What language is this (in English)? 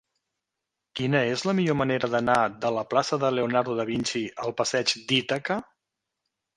Catalan